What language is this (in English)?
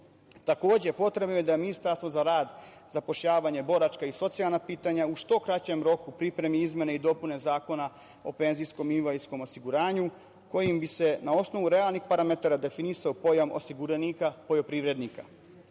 Serbian